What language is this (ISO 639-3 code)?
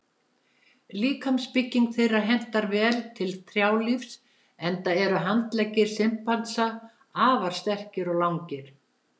isl